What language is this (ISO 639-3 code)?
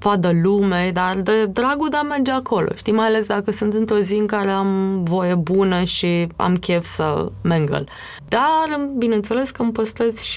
ron